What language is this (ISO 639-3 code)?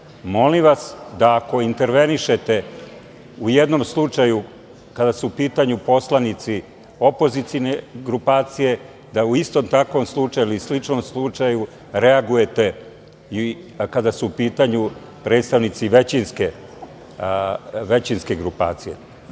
srp